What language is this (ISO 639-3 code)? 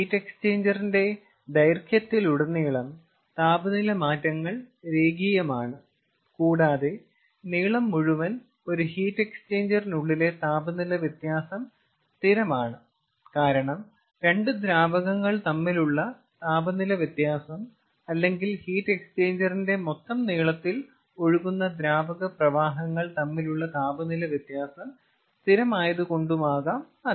mal